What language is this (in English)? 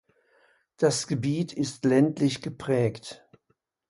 German